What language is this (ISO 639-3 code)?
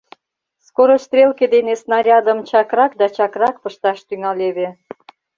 chm